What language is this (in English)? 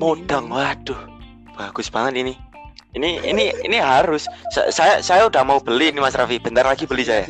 Indonesian